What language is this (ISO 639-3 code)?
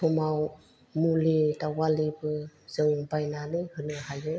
brx